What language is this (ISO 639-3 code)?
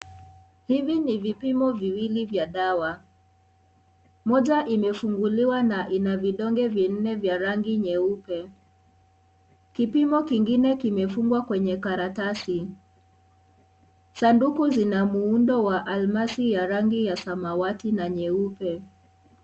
swa